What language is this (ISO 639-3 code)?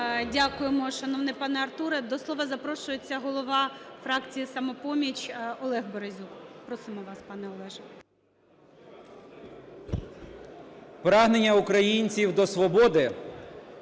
ukr